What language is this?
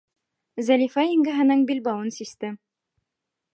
Bashkir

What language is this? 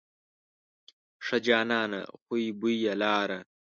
Pashto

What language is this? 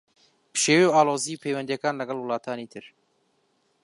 Central Kurdish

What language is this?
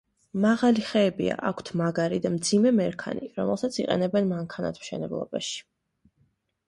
Georgian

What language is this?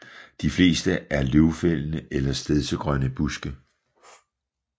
Danish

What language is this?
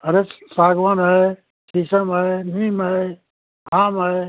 Hindi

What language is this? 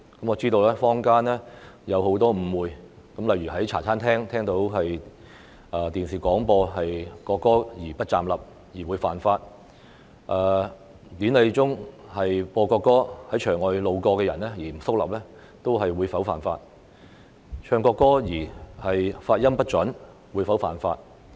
Cantonese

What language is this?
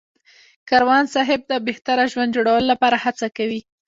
Pashto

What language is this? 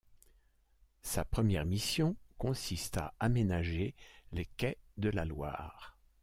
French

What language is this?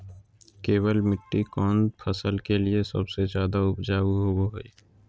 Magahi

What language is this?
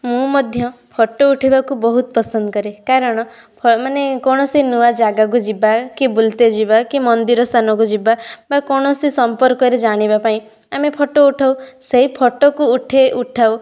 Odia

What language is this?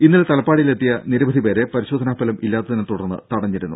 Malayalam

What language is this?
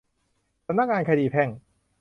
Thai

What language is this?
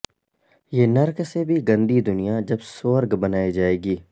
Urdu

